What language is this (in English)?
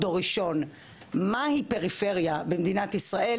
Hebrew